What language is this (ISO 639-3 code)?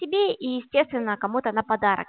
rus